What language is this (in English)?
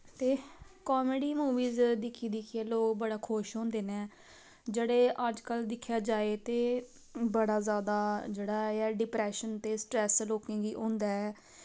Dogri